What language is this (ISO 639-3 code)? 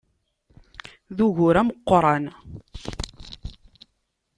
kab